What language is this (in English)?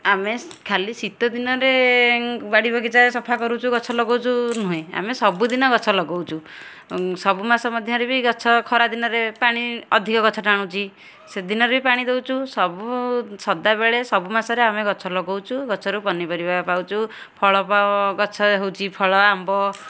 Odia